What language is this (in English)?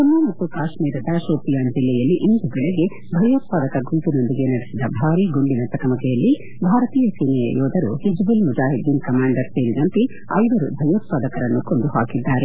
Kannada